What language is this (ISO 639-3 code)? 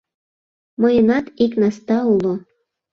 chm